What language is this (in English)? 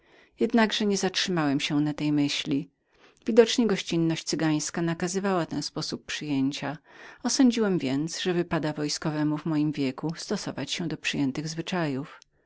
Polish